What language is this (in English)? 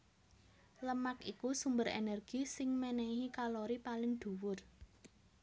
Javanese